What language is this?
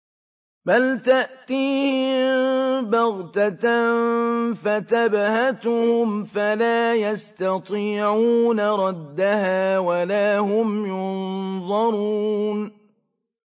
Arabic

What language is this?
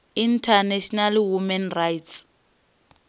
Venda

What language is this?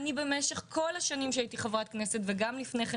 Hebrew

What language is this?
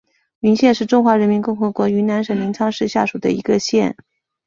Chinese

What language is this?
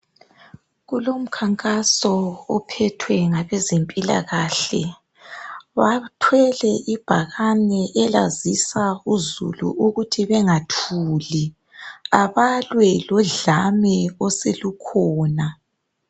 North Ndebele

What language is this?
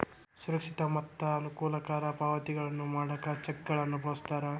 Kannada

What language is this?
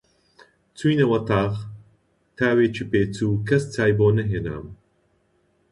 Central Kurdish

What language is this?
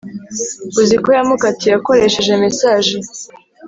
Kinyarwanda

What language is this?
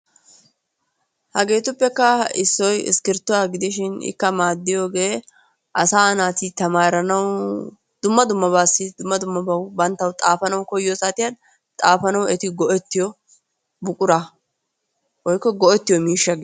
Wolaytta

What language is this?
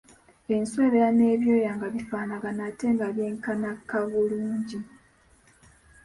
Ganda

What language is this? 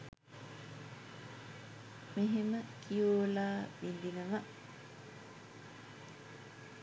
Sinhala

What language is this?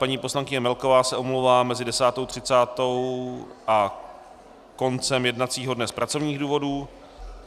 Czech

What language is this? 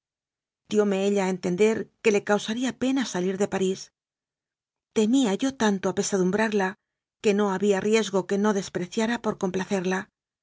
Spanish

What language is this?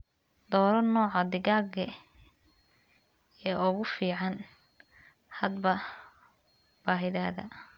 Somali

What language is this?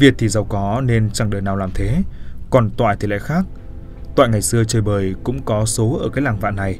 Vietnamese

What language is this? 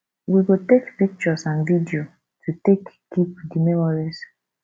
Nigerian Pidgin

